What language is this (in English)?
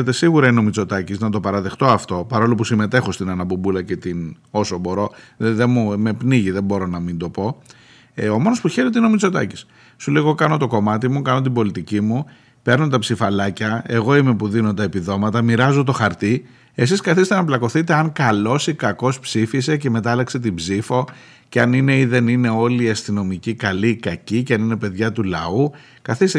Greek